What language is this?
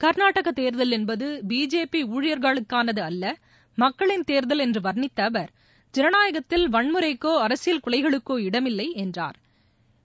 Tamil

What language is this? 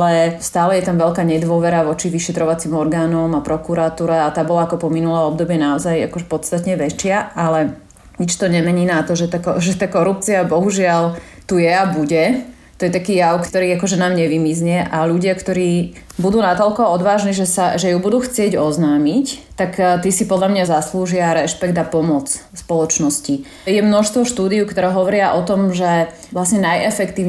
Slovak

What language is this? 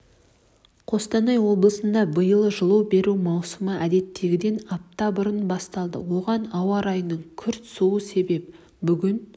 Kazakh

